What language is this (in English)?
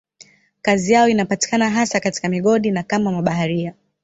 Swahili